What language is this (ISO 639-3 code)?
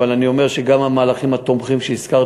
heb